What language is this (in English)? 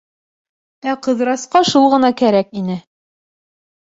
Bashkir